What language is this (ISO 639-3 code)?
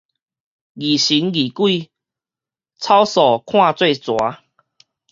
nan